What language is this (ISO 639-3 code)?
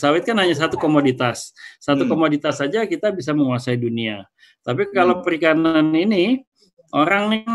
ind